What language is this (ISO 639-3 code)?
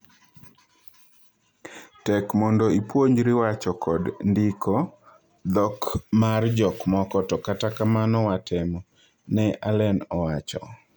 luo